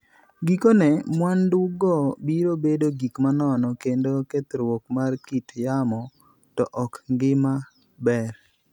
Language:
Luo (Kenya and Tanzania)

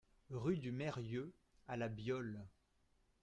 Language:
French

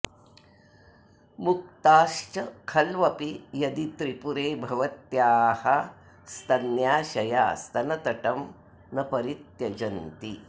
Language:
Sanskrit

